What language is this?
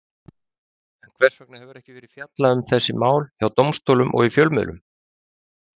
Icelandic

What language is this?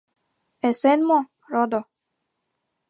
Mari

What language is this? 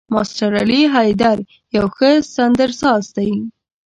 Pashto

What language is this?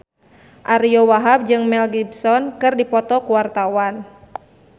Sundanese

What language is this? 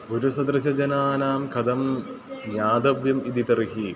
Sanskrit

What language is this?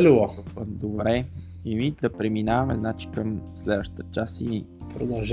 Bulgarian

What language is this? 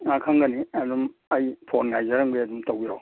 Manipuri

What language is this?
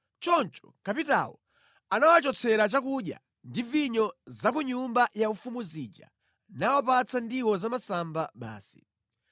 Nyanja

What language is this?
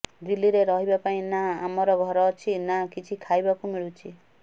Odia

